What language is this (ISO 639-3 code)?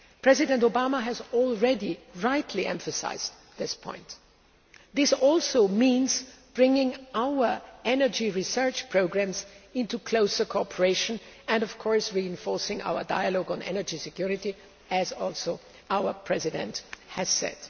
eng